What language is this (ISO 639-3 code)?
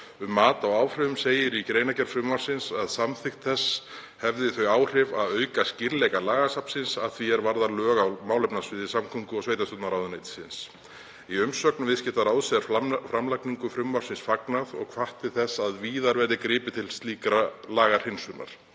isl